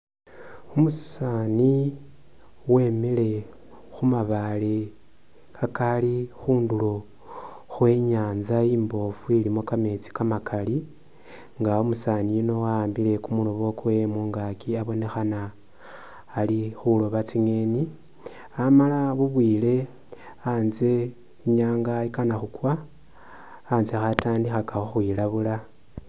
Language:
Masaaba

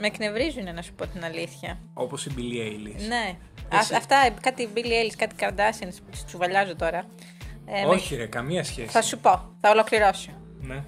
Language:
Greek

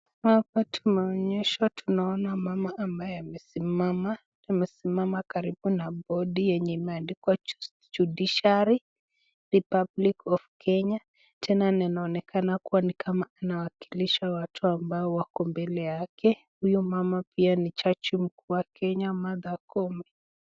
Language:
Swahili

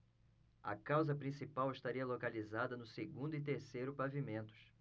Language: Portuguese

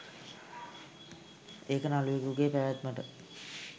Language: Sinhala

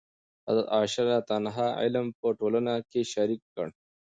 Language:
Pashto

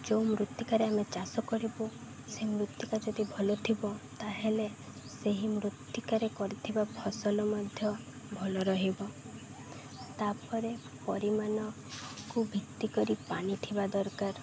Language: Odia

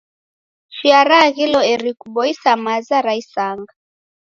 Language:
Taita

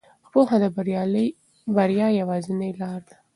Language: Pashto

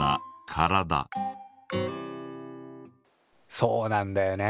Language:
Japanese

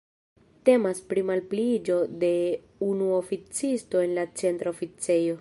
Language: Esperanto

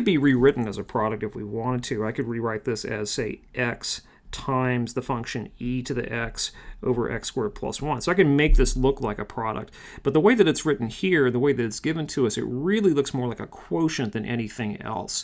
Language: English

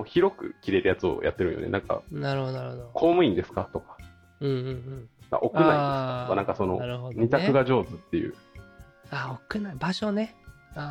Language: Japanese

